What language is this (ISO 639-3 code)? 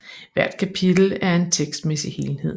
dan